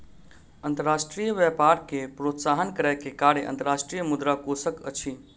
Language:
Maithili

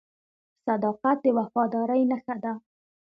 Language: Pashto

